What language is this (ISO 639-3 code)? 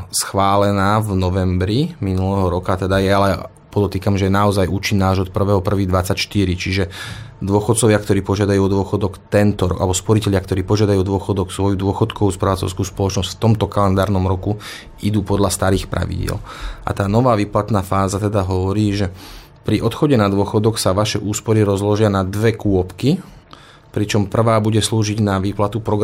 slk